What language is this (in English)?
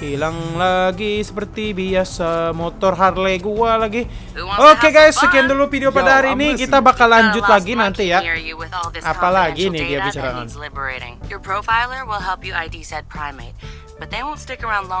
Indonesian